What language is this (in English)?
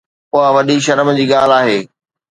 Sindhi